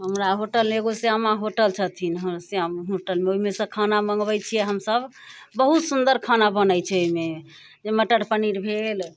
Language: Maithili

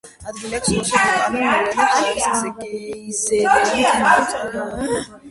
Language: Georgian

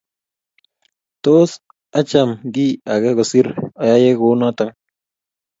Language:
Kalenjin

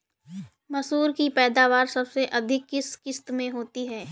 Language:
Hindi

